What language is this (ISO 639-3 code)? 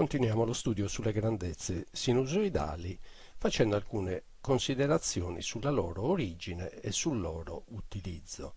ita